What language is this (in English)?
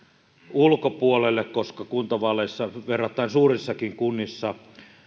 Finnish